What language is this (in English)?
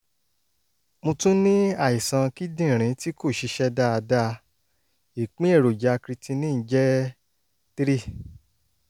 Yoruba